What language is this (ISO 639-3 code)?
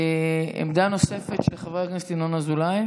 heb